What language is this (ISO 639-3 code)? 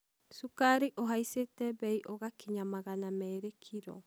kik